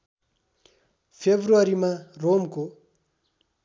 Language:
Nepali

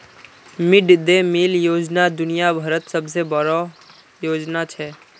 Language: Magahi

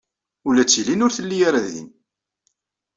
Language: Kabyle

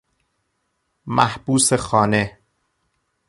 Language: Persian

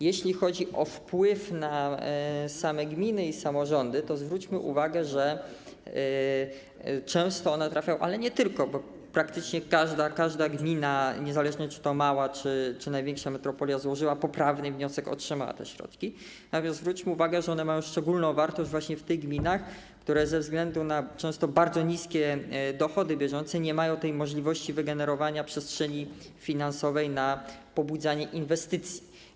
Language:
Polish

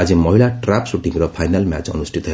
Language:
Odia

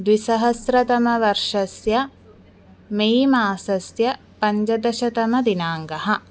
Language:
Sanskrit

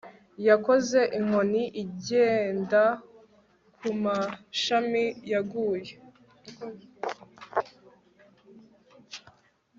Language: Kinyarwanda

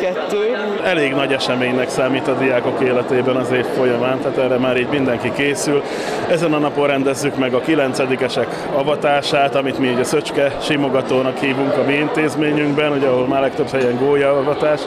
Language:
Hungarian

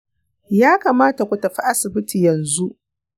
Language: Hausa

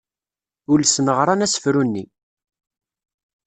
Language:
Kabyle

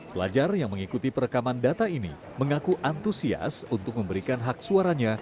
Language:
Indonesian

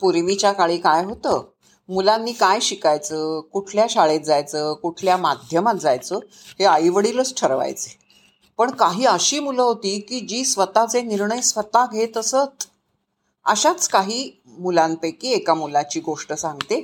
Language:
Marathi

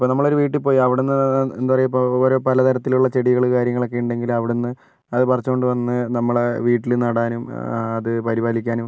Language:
Malayalam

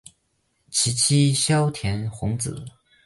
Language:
Chinese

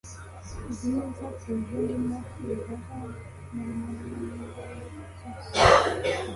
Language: Kinyarwanda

